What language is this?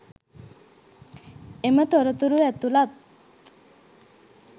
Sinhala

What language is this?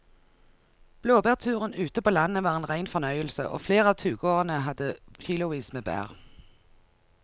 Norwegian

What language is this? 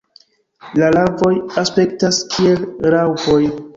Esperanto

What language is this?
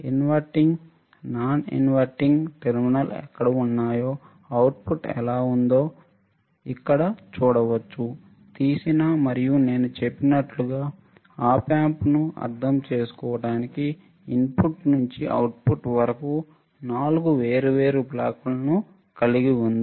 Telugu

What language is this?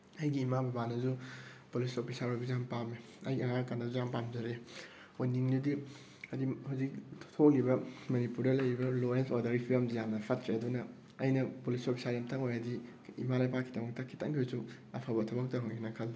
Manipuri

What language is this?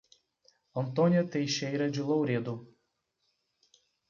Portuguese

